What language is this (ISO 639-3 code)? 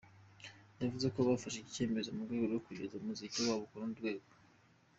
kin